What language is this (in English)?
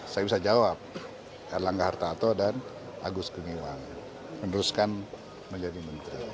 Indonesian